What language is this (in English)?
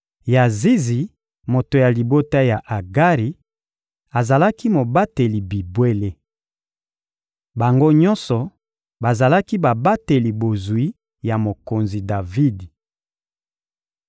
Lingala